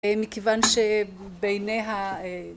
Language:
Hebrew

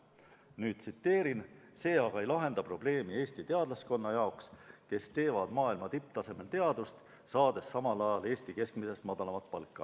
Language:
Estonian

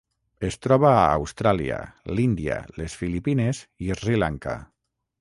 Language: Catalan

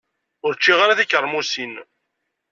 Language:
Kabyle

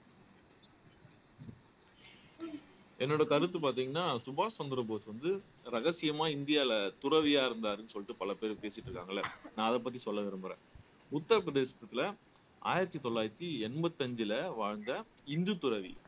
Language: Tamil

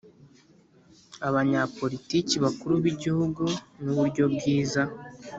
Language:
Kinyarwanda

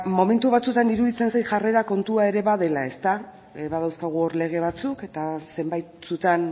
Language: Basque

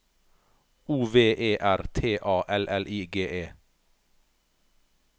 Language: Norwegian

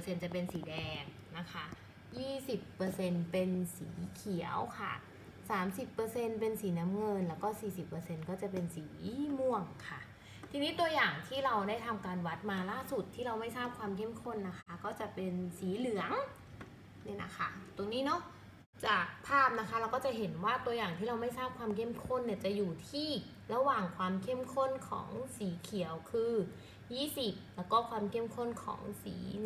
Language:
Thai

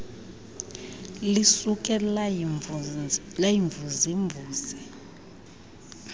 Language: Xhosa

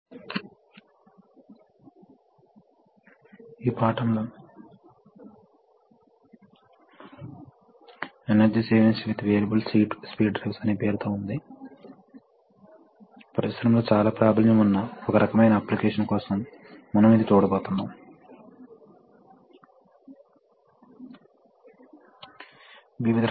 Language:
Telugu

